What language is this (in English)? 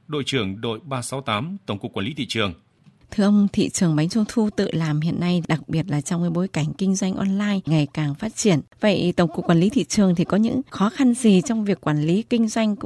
Vietnamese